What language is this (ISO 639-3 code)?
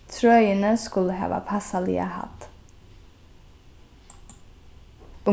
fao